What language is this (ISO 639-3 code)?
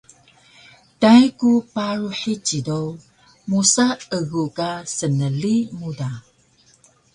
trv